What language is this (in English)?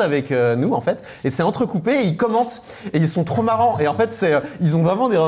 French